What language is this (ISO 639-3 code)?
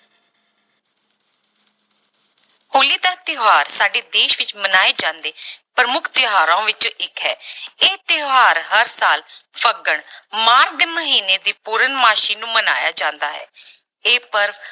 pan